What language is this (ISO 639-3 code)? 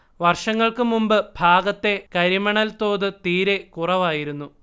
mal